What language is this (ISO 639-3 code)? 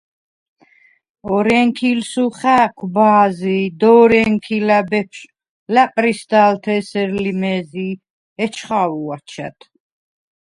sva